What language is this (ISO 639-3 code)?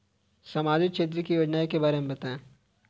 hin